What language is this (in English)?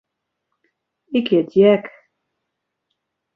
Western Frisian